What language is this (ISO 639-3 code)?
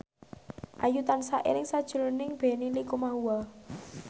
jav